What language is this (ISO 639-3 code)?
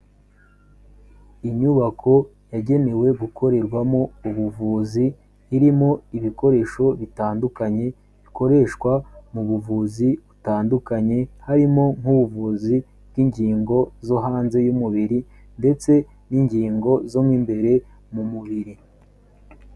kin